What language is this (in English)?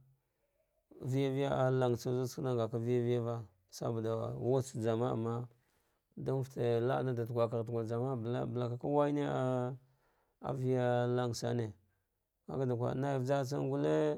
Dghwede